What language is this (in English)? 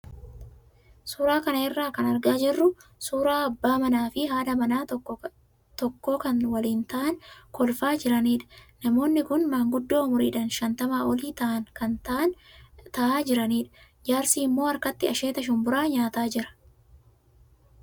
Oromo